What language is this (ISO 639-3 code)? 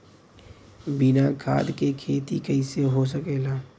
bho